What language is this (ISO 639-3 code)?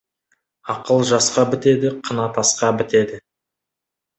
kaz